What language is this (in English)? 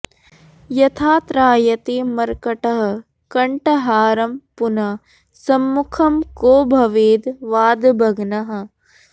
Sanskrit